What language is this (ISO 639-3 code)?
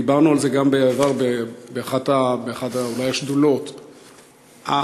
heb